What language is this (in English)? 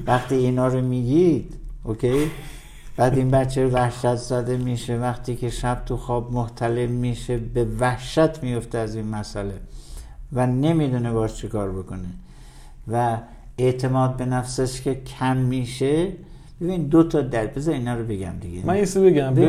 Persian